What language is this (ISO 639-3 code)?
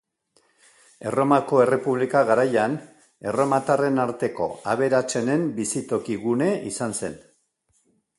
eus